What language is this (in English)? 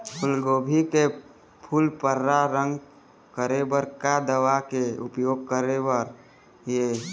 Chhattisgarhi